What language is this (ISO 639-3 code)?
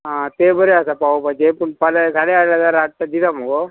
kok